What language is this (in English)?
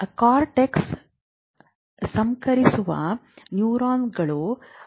Kannada